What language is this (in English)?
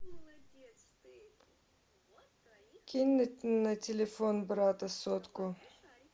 Russian